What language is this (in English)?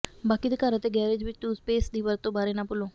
Punjabi